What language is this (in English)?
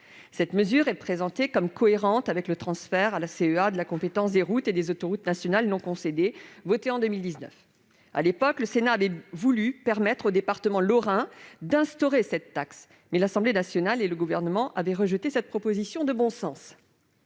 French